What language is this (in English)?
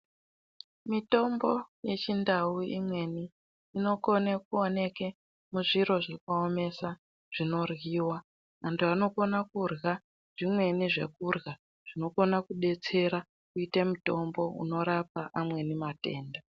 Ndau